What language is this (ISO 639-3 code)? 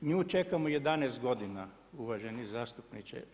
hrv